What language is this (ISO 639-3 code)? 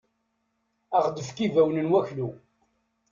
kab